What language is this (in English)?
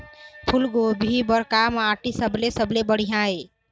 Chhattisgarhi